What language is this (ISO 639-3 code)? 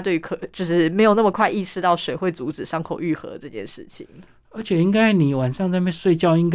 zho